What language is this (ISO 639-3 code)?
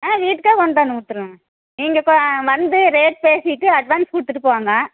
tam